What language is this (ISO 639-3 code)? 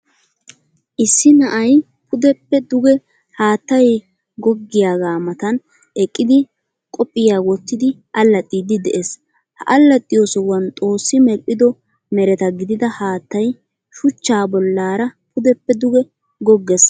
wal